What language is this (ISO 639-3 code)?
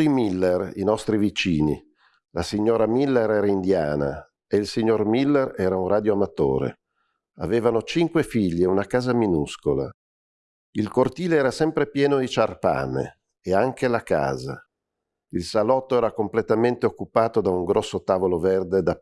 ita